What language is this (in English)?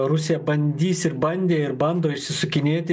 Lithuanian